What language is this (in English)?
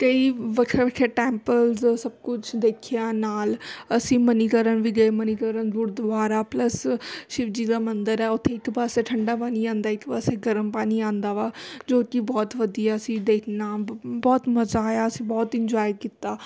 Punjabi